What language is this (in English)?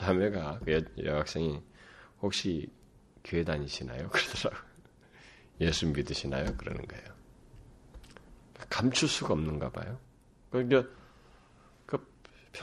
Korean